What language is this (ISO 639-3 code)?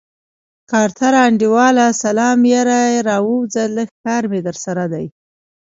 pus